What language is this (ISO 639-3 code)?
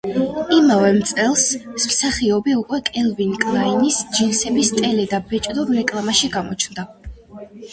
kat